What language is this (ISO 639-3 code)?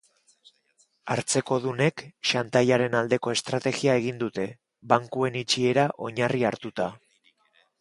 eus